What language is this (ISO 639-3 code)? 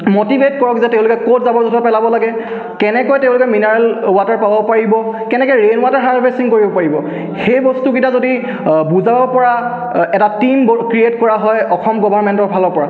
asm